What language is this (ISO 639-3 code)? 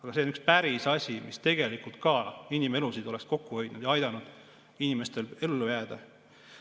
est